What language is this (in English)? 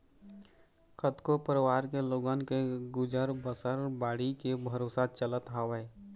Chhattisgarhi